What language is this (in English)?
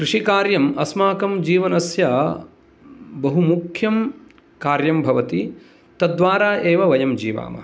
Sanskrit